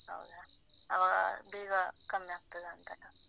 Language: Kannada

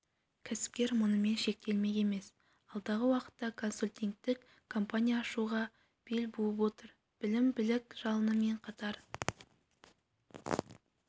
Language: Kazakh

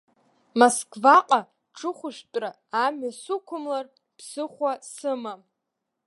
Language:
Abkhazian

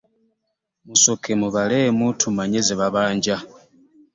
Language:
Ganda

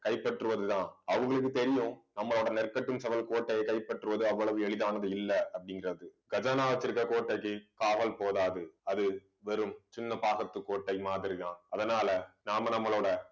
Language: Tamil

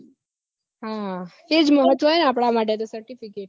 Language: Gujarati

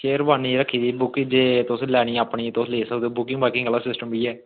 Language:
Dogri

